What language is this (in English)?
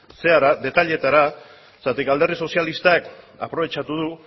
Basque